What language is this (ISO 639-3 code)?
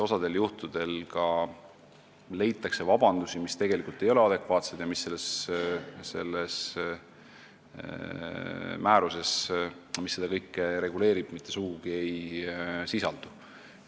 est